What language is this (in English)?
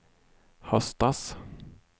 Swedish